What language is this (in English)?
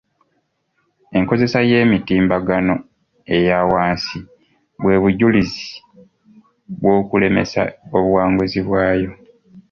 Ganda